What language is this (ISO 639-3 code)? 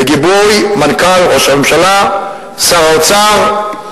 heb